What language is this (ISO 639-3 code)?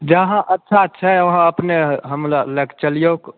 mai